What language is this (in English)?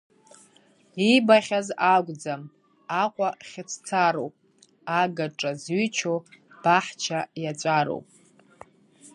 Abkhazian